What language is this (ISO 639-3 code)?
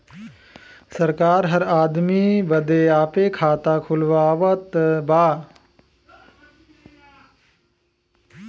bho